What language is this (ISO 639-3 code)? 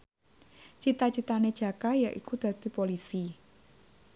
jav